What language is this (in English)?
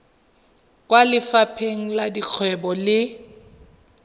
Tswana